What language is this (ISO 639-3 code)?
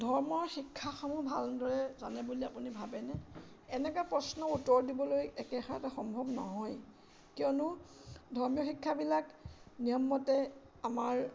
asm